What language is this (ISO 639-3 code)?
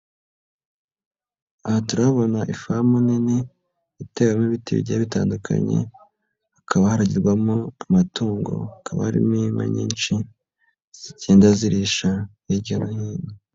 kin